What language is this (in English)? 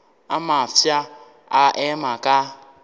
Northern Sotho